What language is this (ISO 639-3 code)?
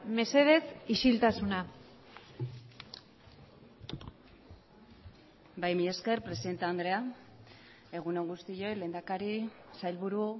eus